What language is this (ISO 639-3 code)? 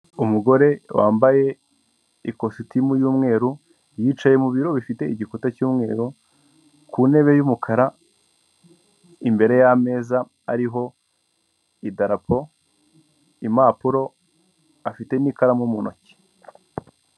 kin